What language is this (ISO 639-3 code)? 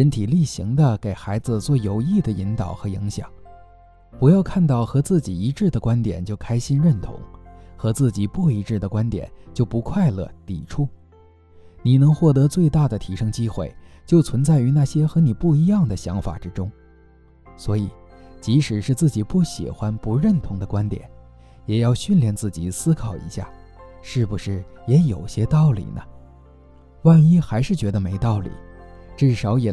zho